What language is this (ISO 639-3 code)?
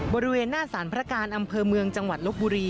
tha